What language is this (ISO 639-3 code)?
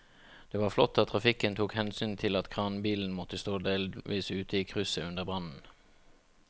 nor